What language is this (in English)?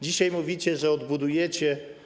Polish